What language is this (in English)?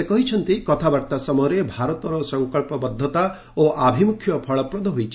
Odia